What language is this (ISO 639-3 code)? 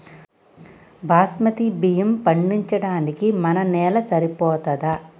tel